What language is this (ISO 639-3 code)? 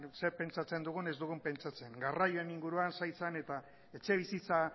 eus